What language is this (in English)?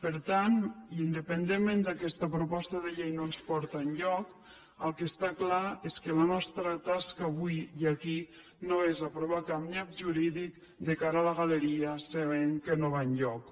Catalan